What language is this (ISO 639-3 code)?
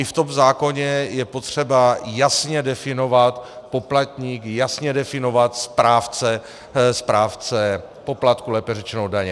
ces